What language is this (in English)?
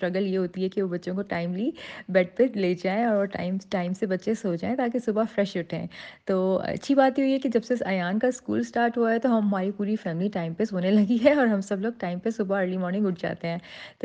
Urdu